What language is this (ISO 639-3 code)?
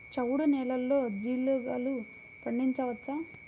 tel